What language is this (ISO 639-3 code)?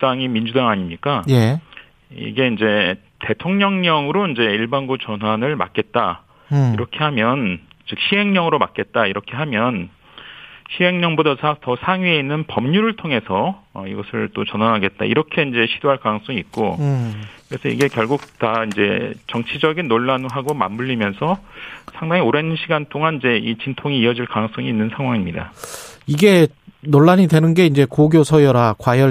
kor